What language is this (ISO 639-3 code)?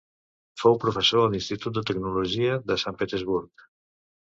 cat